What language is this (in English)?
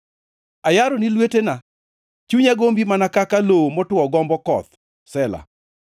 Luo (Kenya and Tanzania)